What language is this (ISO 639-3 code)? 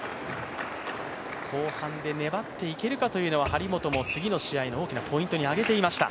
jpn